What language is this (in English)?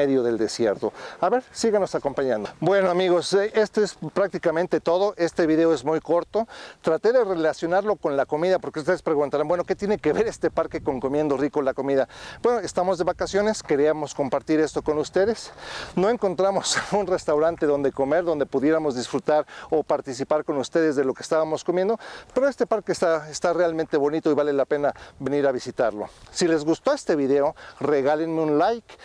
Spanish